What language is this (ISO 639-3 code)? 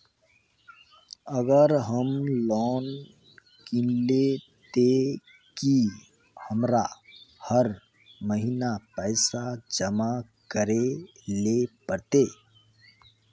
mag